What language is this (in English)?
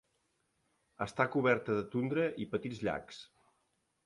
Catalan